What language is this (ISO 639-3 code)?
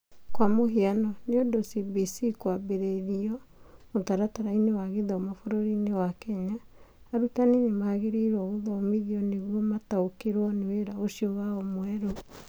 kik